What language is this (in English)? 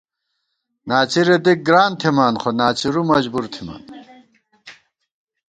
Gawar-Bati